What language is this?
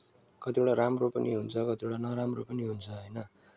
Nepali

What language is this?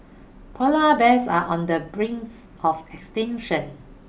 English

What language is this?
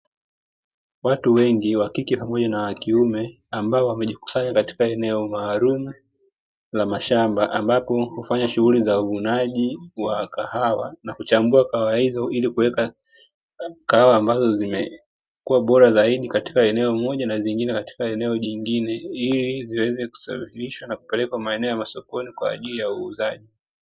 Swahili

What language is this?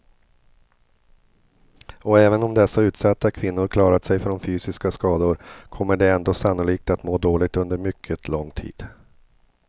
Swedish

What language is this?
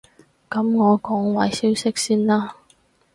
Cantonese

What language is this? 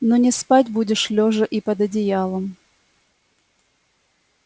Russian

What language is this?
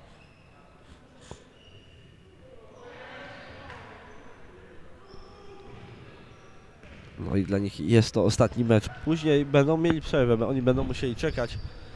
Polish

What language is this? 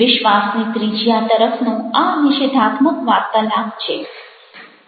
Gujarati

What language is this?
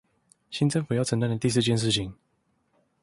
Chinese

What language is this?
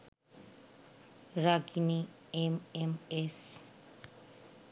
Bangla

